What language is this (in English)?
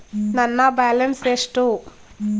Kannada